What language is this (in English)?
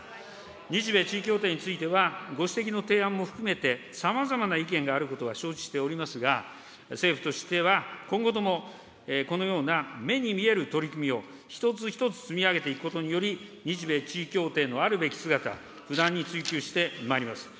Japanese